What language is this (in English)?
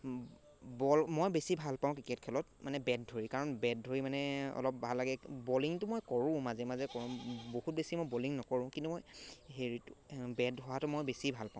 Assamese